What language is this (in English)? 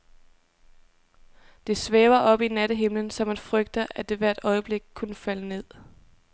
Danish